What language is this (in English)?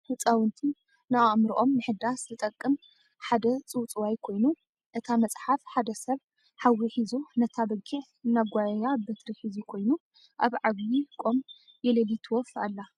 Tigrinya